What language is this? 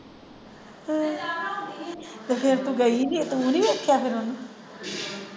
Punjabi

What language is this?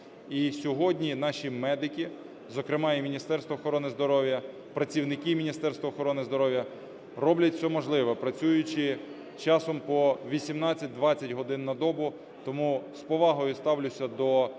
Ukrainian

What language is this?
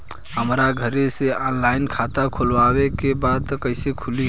Bhojpuri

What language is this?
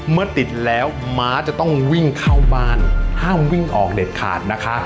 Thai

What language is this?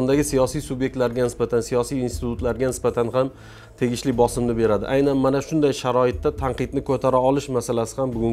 Turkish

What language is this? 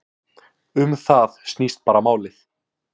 Icelandic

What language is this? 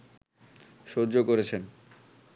Bangla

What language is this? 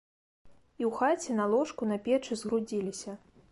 Belarusian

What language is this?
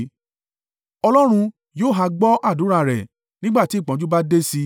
Yoruba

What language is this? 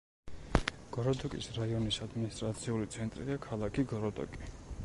Georgian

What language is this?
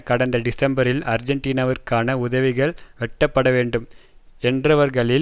Tamil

